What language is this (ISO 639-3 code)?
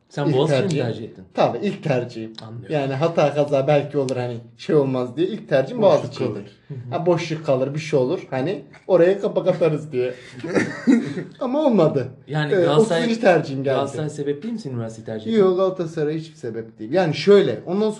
tur